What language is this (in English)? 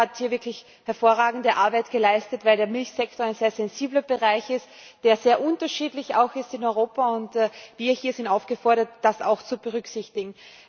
German